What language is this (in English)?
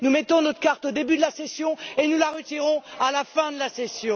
French